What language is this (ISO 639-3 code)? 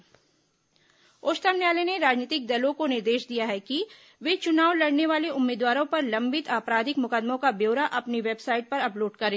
hin